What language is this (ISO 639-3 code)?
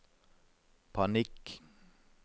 nor